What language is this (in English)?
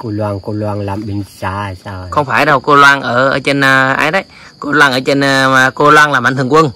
Vietnamese